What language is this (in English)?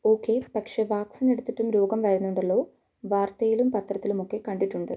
Malayalam